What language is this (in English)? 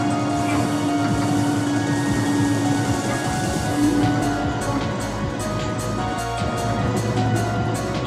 Japanese